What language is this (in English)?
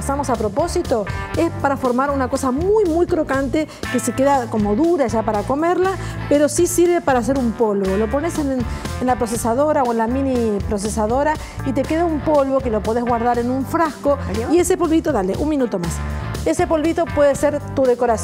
Spanish